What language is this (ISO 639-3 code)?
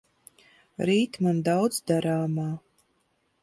lav